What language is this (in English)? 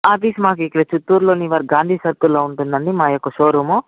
Telugu